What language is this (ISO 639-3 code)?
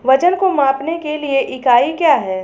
hin